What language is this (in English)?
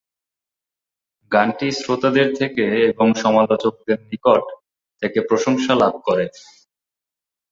Bangla